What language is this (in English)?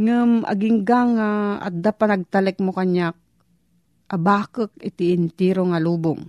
Filipino